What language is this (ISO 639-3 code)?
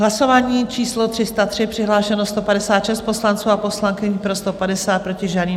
ces